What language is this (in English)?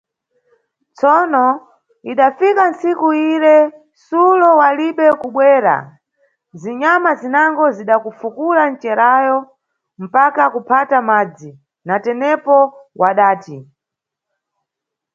Nyungwe